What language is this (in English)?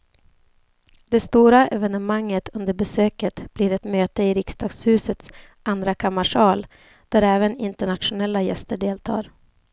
Swedish